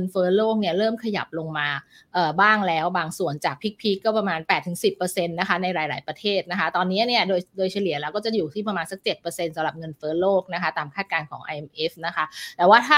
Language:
Thai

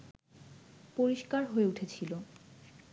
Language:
Bangla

